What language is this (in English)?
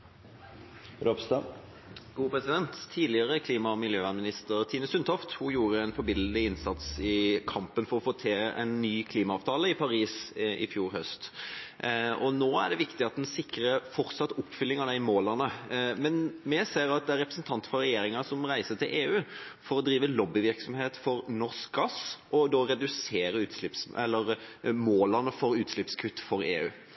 Norwegian